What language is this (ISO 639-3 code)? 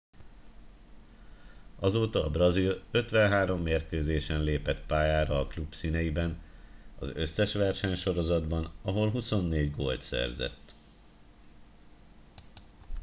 hun